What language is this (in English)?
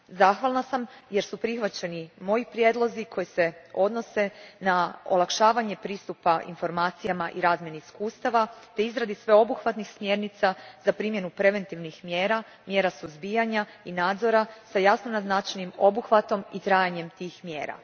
Croatian